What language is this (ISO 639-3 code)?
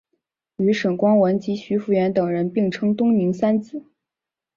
zho